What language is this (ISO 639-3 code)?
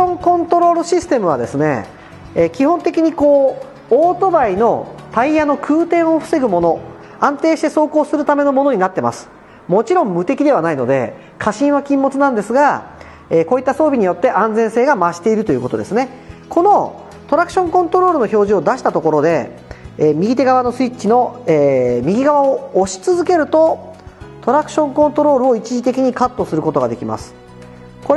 jpn